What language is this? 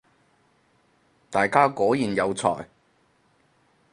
Cantonese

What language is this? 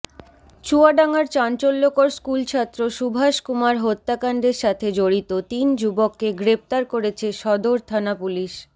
Bangla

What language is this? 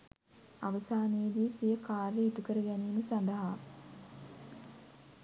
Sinhala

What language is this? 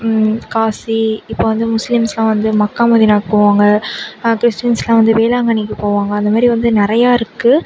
Tamil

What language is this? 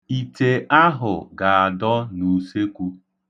Igbo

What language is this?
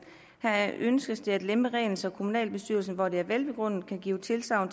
Danish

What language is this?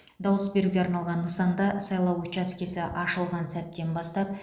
Kazakh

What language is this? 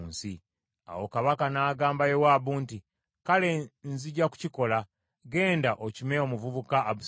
Ganda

